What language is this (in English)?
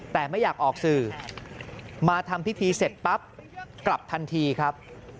Thai